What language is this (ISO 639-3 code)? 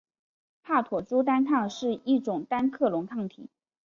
zho